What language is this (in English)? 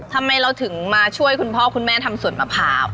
Thai